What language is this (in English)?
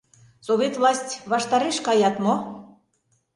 Mari